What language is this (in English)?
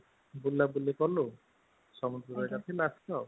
Odia